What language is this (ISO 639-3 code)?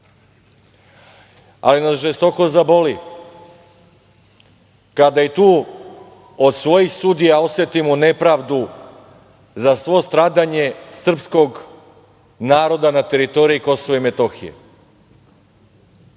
srp